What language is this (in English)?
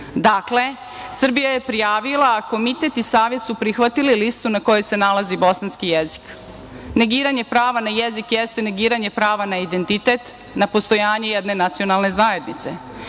Serbian